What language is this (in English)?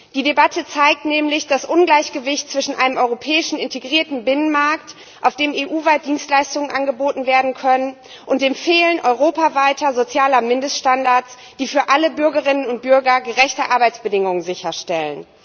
German